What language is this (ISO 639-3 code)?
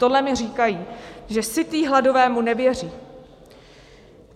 ces